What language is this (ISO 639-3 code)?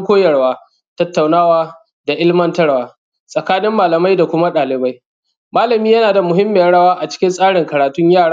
hau